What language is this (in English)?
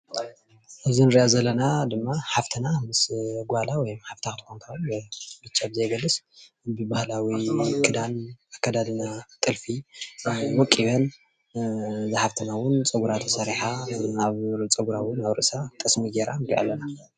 Tigrinya